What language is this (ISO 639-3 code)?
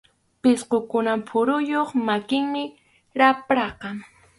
qxu